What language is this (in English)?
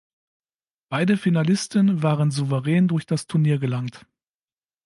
German